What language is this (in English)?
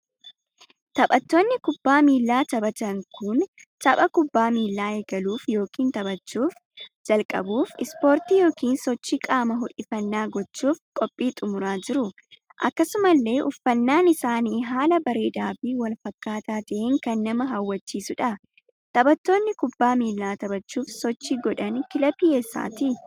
Oromo